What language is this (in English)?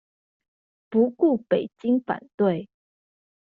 Chinese